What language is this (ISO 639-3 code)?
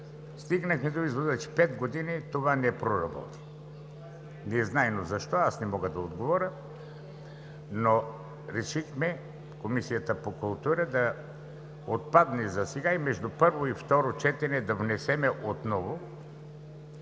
bul